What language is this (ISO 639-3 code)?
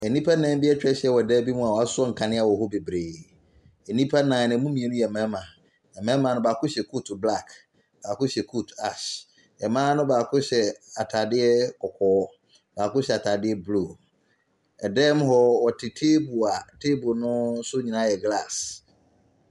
aka